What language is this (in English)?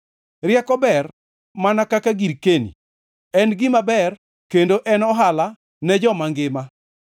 Luo (Kenya and Tanzania)